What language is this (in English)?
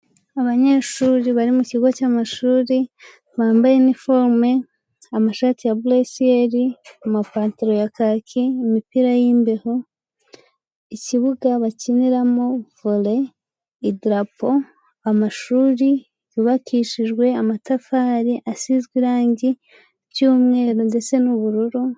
Kinyarwanda